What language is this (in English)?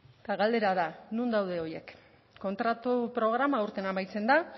Basque